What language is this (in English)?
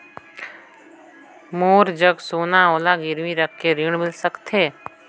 Chhattisgarhi